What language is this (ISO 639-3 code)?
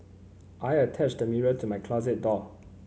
eng